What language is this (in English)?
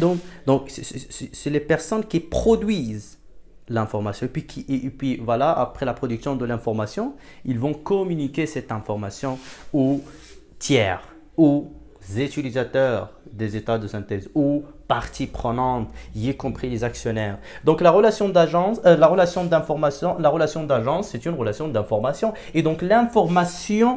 French